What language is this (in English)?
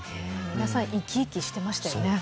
Japanese